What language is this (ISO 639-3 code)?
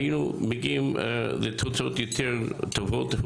heb